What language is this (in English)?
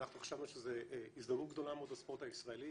Hebrew